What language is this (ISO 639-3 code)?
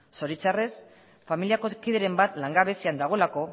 eus